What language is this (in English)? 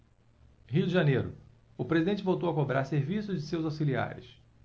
Portuguese